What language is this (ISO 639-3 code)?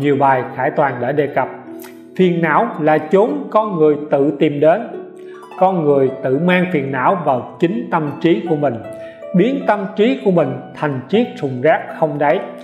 vie